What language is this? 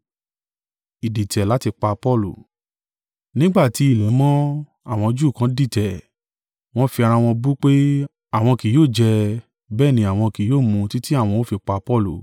Yoruba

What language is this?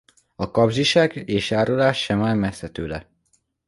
Hungarian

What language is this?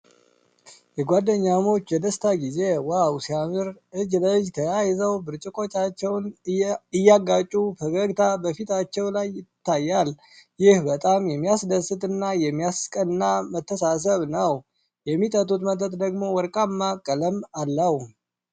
Amharic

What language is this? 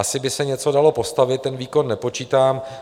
Czech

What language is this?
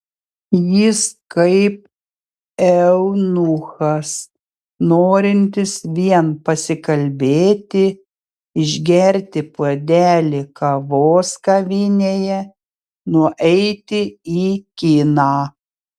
Lithuanian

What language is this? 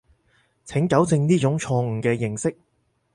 Cantonese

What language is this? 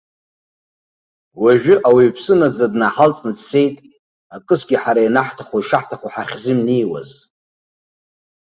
Abkhazian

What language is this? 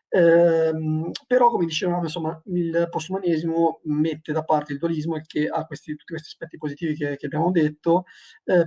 Italian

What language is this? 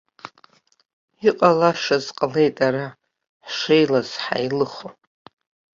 Abkhazian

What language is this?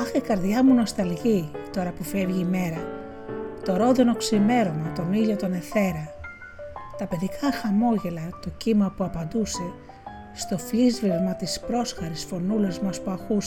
Greek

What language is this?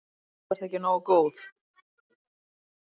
Icelandic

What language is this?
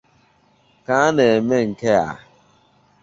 Igbo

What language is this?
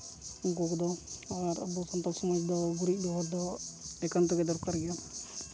Santali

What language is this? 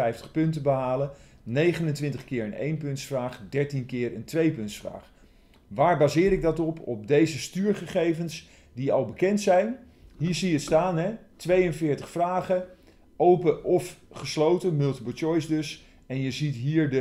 Dutch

